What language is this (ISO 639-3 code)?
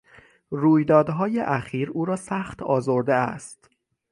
fas